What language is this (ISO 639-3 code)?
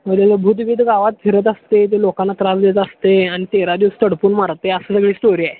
mar